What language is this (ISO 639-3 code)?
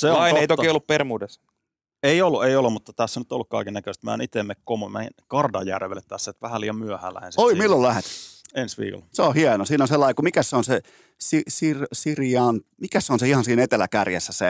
fin